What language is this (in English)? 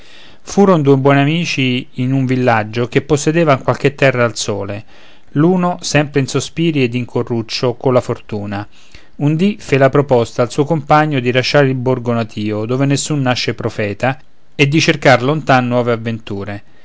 Italian